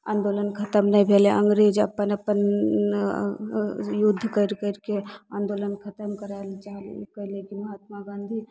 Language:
Maithili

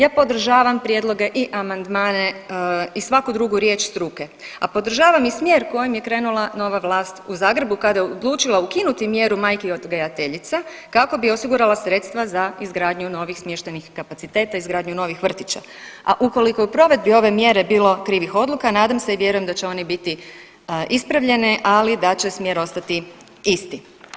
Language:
Croatian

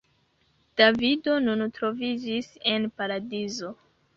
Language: Esperanto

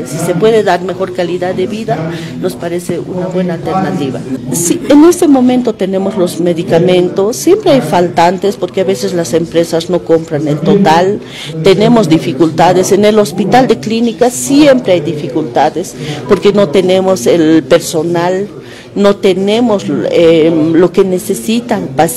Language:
Spanish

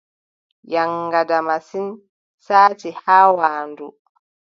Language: Adamawa Fulfulde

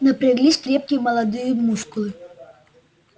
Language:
Russian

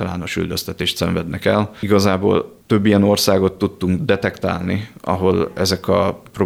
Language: Hungarian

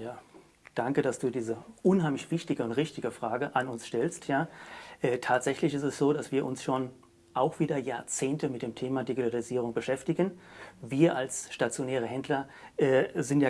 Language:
German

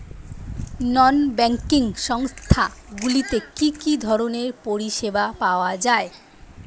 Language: Bangla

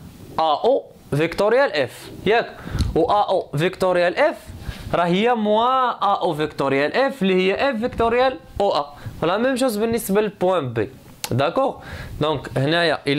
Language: Arabic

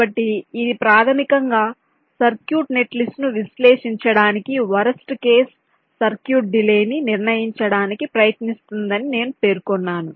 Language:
Telugu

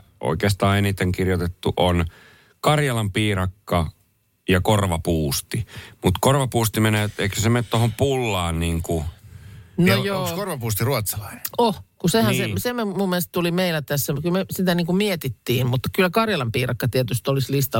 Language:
Finnish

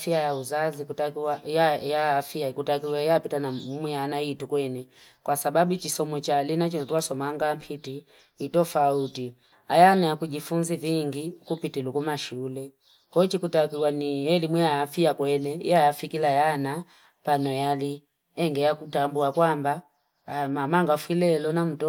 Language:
Fipa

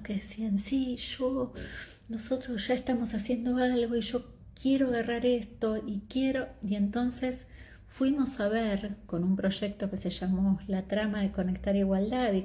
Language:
Spanish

